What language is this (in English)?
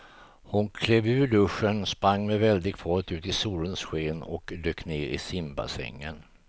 Swedish